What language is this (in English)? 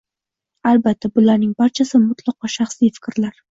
Uzbek